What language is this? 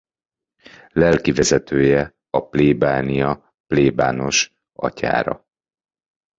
Hungarian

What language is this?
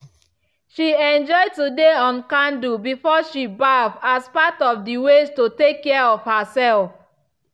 Nigerian Pidgin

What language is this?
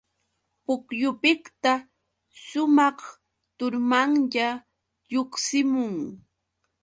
Yauyos Quechua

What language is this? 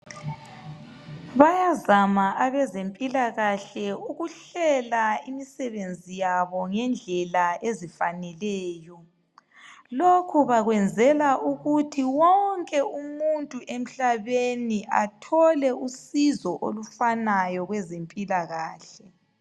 North Ndebele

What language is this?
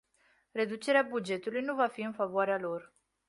Romanian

